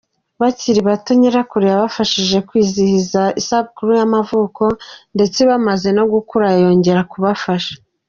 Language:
Kinyarwanda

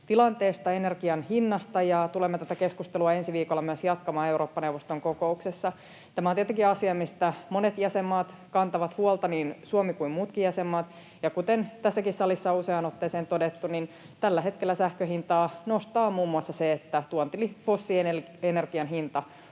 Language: Finnish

